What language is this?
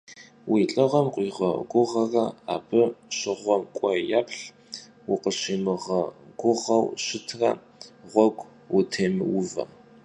Kabardian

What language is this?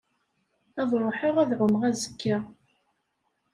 Kabyle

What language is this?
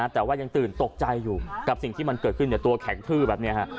Thai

